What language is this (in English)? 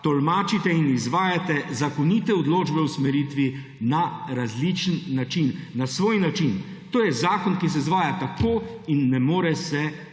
Slovenian